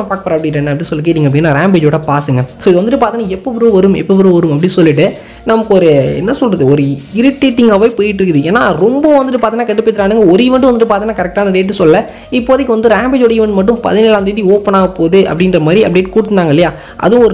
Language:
Indonesian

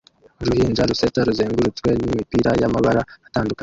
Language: Kinyarwanda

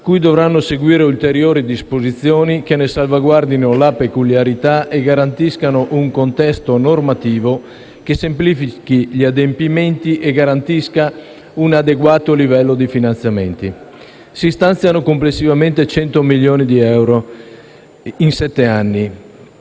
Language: Italian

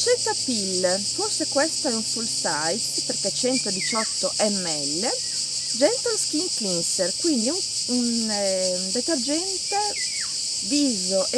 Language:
Italian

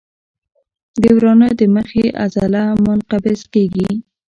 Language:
Pashto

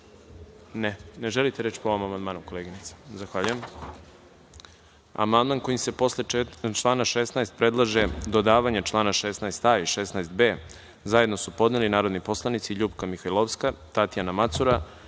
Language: Serbian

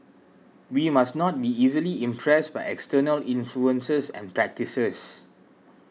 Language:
English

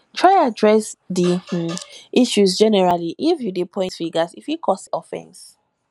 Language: Nigerian Pidgin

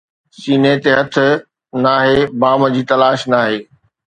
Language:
Sindhi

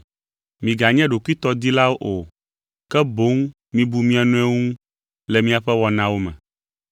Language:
Ewe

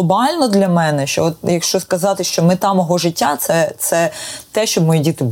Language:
Ukrainian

